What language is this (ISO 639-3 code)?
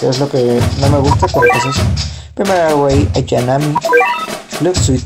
spa